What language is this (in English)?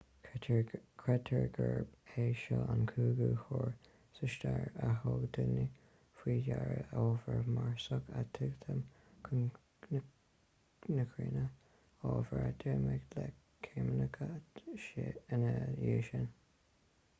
Irish